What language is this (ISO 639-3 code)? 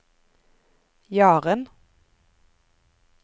nor